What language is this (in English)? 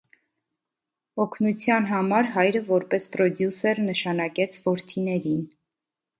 Armenian